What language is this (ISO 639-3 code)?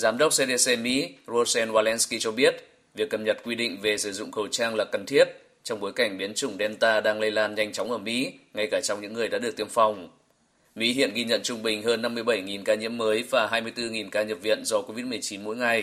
vie